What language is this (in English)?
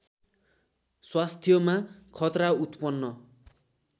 Nepali